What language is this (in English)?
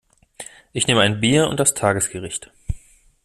German